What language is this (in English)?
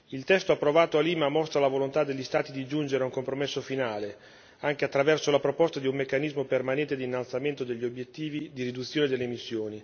Italian